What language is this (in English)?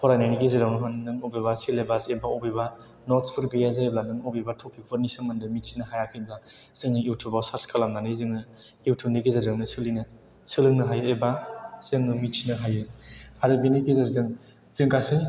Bodo